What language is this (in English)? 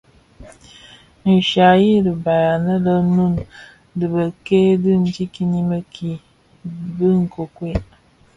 Bafia